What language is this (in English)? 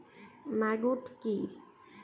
Bangla